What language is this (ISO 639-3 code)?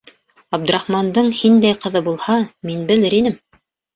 bak